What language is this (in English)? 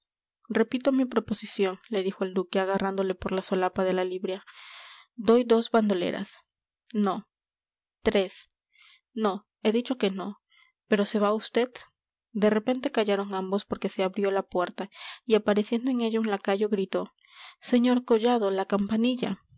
Spanish